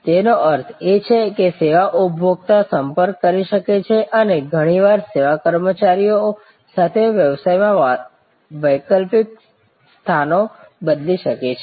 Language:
Gujarati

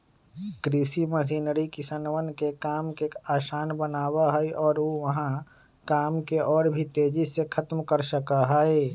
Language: Magahi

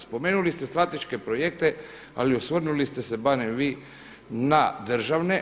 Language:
Croatian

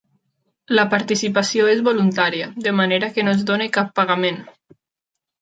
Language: Catalan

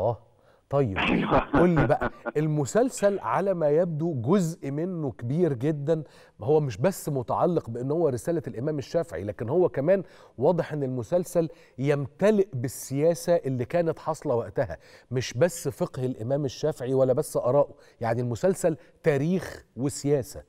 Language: Arabic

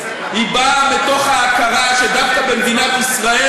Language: Hebrew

